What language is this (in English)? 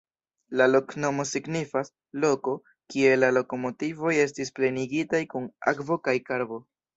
Esperanto